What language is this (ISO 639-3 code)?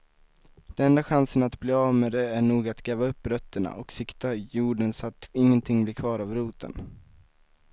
swe